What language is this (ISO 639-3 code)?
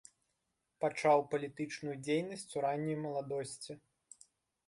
bel